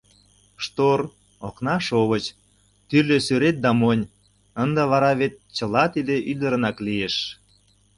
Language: Mari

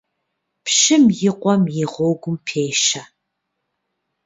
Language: Kabardian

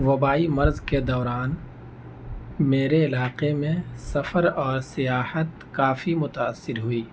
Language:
Urdu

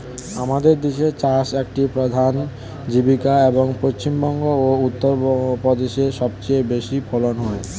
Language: Bangla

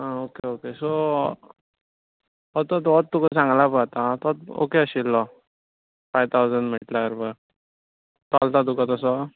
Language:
Konkani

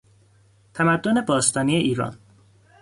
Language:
Persian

